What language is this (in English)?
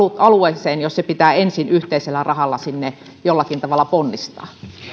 Finnish